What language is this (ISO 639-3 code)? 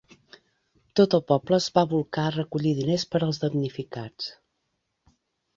cat